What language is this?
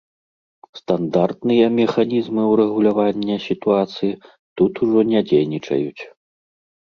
Belarusian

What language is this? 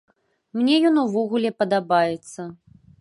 Belarusian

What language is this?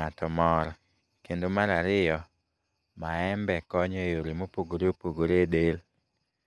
Luo (Kenya and Tanzania)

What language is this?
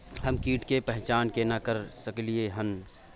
Maithili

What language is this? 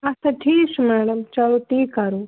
Kashmiri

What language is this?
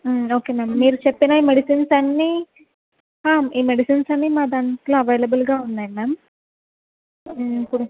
Telugu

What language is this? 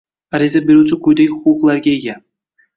Uzbek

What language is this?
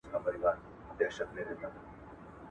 Pashto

